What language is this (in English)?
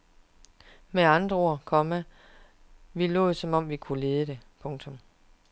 Danish